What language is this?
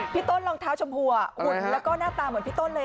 Thai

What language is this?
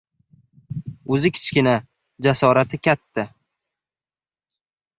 Uzbek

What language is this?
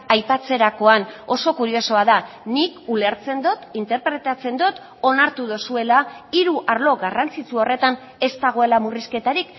Basque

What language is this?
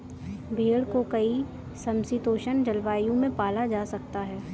Hindi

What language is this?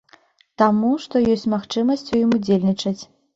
Belarusian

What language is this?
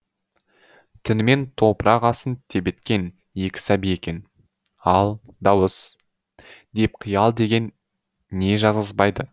Kazakh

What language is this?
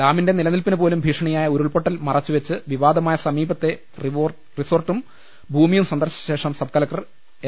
Malayalam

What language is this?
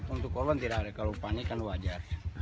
Indonesian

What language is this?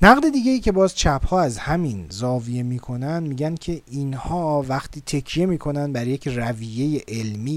Persian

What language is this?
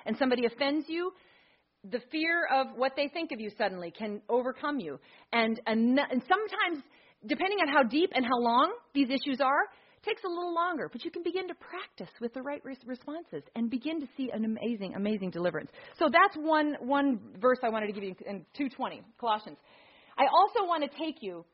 English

